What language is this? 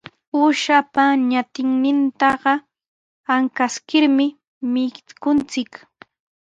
Sihuas Ancash Quechua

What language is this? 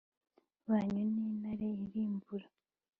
Kinyarwanda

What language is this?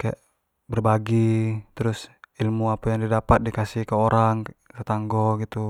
Jambi Malay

